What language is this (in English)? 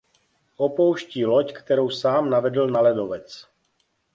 Czech